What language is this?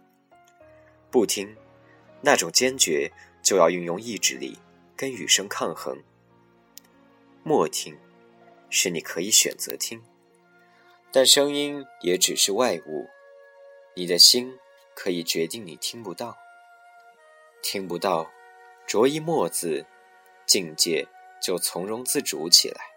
Chinese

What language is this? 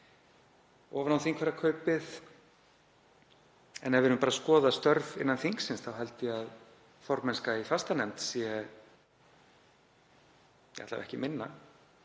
Icelandic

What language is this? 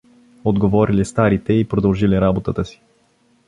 Bulgarian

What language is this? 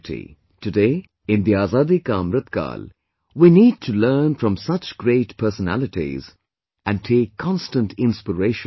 English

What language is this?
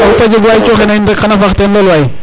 Serer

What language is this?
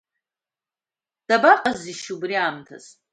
Abkhazian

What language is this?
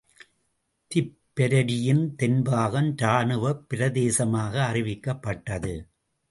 Tamil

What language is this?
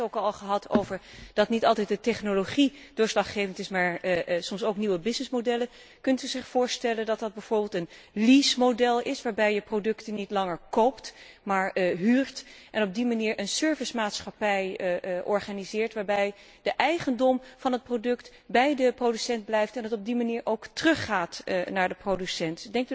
Dutch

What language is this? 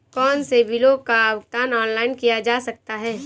Hindi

